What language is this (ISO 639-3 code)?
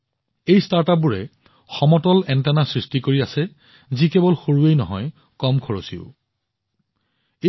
asm